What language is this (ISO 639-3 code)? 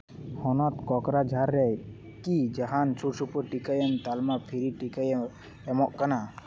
sat